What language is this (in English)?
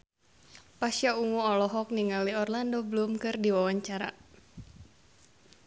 Sundanese